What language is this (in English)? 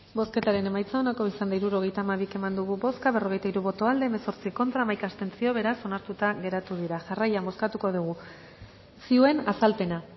Basque